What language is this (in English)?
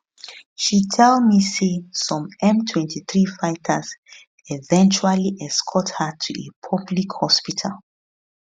Nigerian Pidgin